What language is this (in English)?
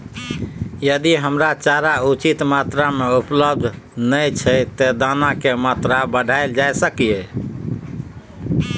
Maithili